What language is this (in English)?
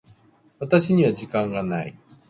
Japanese